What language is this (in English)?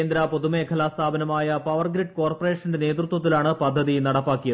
Malayalam